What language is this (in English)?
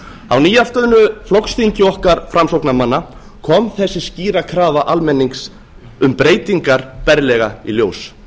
Icelandic